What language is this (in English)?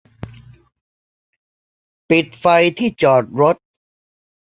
Thai